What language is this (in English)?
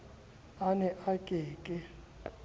Southern Sotho